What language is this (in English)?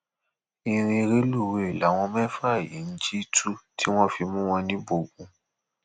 Yoruba